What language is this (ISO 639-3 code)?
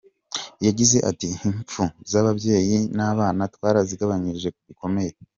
kin